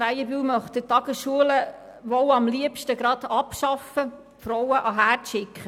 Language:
Swiss German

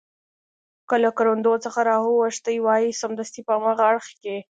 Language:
Pashto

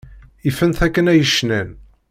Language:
Kabyle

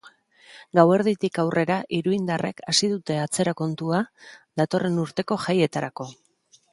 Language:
Basque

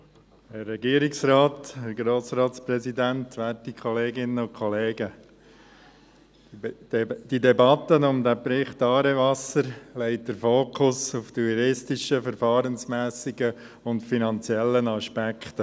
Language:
Swiss German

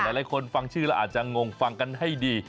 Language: Thai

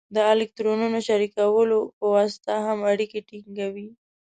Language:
Pashto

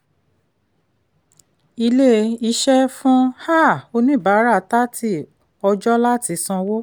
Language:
Yoruba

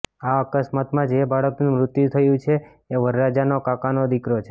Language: Gujarati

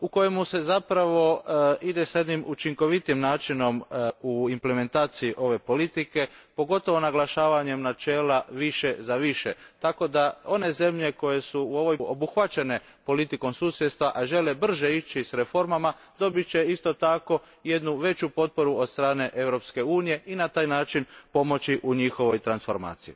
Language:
Croatian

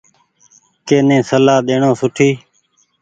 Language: Goaria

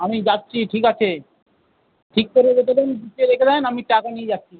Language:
Bangla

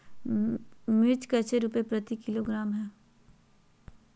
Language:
Magahi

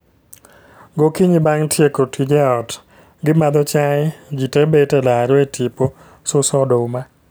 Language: Luo (Kenya and Tanzania)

